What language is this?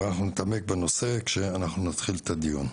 Hebrew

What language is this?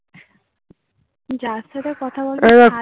Bangla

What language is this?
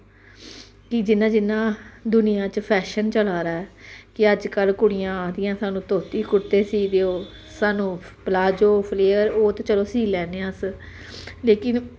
Dogri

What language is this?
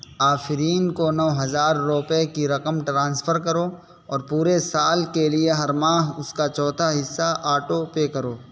Urdu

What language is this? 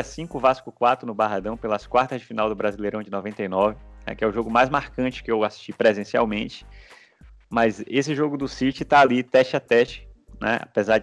Portuguese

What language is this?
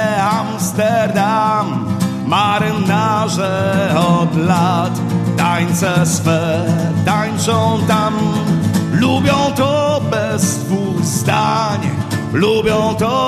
Polish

